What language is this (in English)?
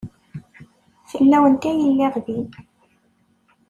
Kabyle